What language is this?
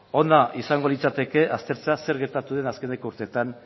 Basque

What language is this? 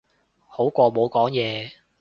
Cantonese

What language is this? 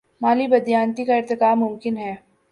Urdu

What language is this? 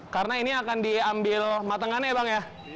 Indonesian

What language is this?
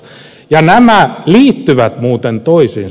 Finnish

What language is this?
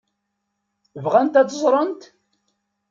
Kabyle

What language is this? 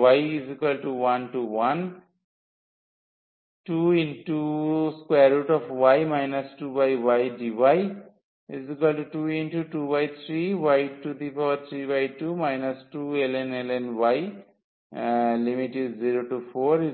Bangla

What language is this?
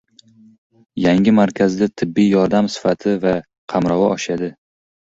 Uzbek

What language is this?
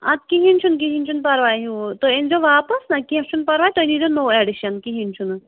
Kashmiri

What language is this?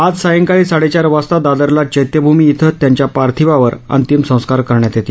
Marathi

